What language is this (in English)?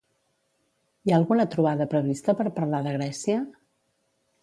Catalan